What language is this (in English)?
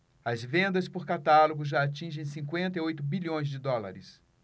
Portuguese